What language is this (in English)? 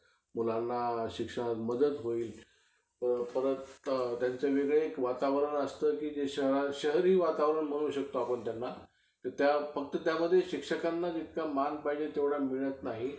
Marathi